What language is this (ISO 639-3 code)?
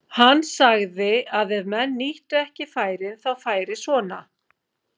isl